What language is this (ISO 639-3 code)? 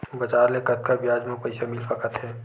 hne